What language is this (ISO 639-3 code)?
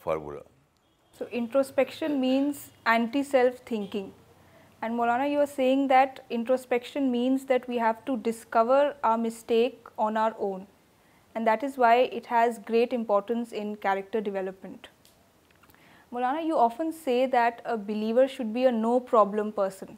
urd